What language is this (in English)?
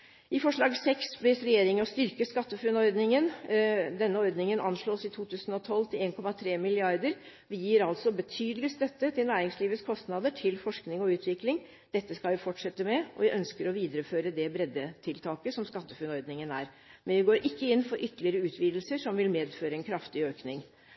Norwegian Bokmål